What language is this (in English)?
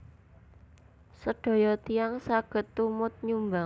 Javanese